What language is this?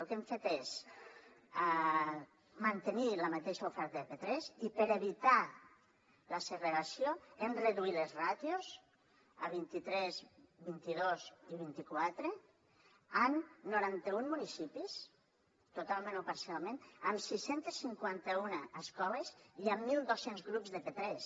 Catalan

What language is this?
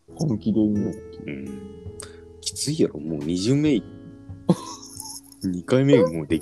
Japanese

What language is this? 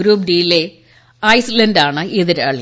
Malayalam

